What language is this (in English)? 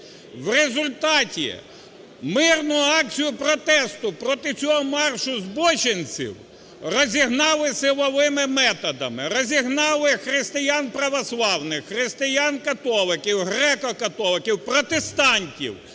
Ukrainian